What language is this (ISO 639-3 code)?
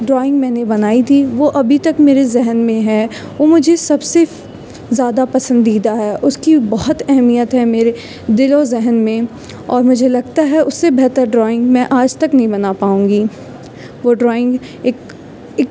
urd